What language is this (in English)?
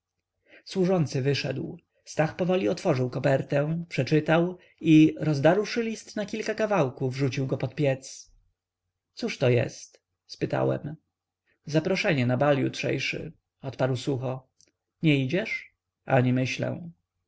Polish